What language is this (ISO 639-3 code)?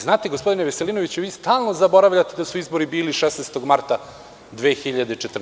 srp